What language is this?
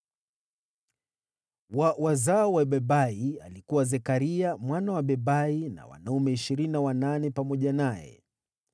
Swahili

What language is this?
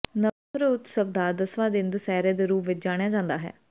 Punjabi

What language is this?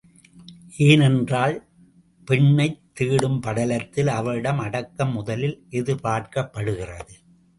Tamil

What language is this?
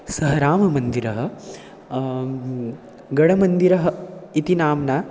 Sanskrit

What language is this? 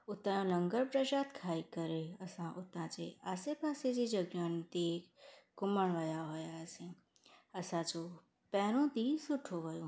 Sindhi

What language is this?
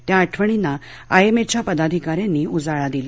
Marathi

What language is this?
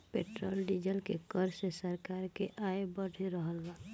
Bhojpuri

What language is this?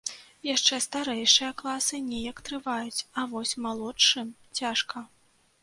Belarusian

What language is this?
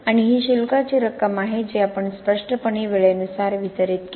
Marathi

